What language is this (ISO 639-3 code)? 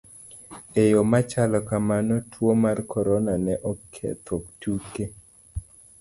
luo